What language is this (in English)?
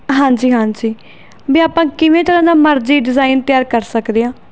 Punjabi